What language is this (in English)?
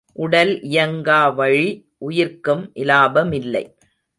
Tamil